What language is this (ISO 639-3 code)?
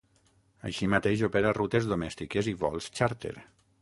cat